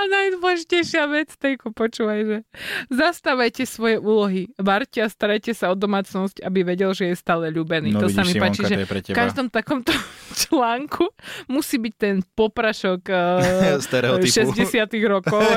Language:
Slovak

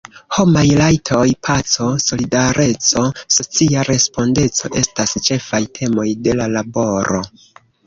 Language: Esperanto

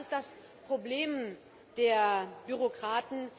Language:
German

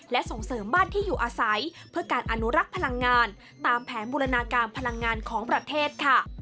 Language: Thai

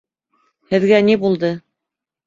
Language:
Bashkir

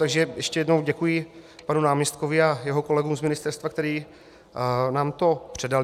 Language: Czech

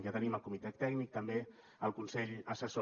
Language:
Catalan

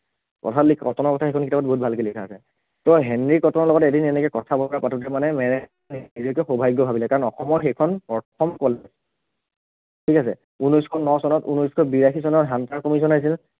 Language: Assamese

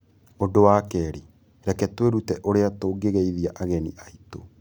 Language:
Kikuyu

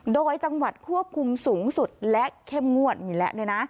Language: Thai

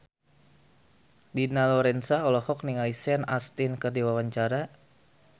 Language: Sundanese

